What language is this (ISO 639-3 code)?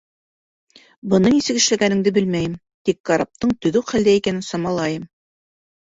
bak